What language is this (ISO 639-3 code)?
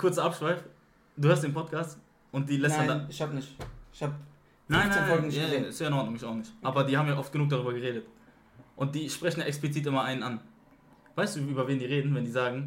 deu